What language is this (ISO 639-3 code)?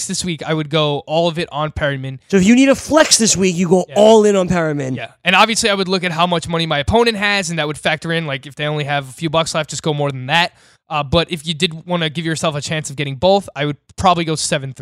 eng